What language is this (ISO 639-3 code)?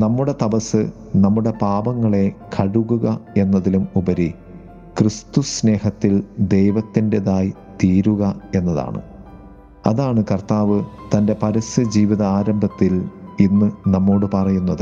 mal